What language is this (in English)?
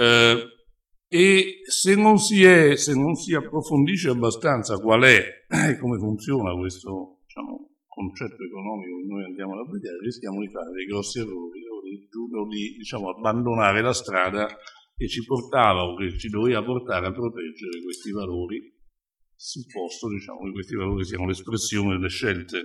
Italian